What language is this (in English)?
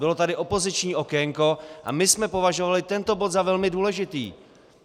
Czech